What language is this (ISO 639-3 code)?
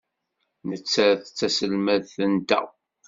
kab